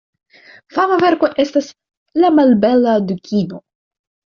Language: Esperanto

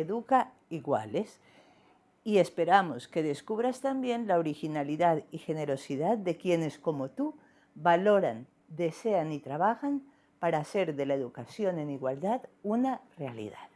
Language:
Spanish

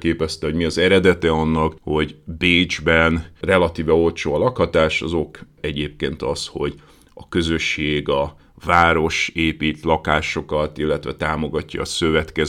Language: Hungarian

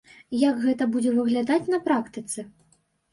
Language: Belarusian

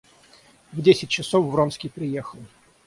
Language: Russian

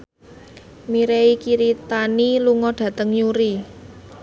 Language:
Javanese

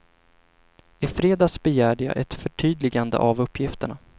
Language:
Swedish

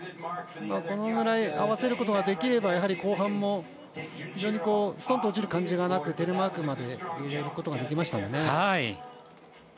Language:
Japanese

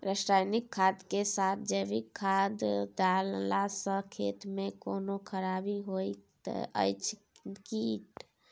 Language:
Maithili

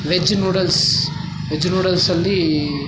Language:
Kannada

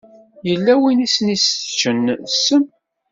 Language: Kabyle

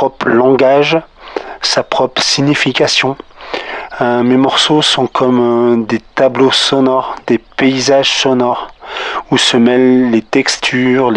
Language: French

